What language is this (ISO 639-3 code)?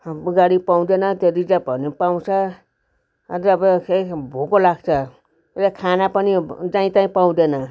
nep